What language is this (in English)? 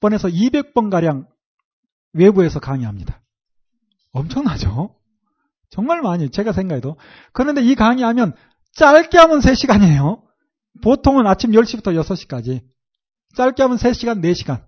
Korean